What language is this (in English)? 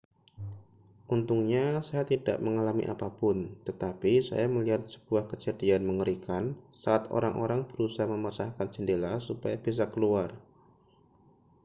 Indonesian